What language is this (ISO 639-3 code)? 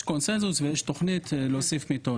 heb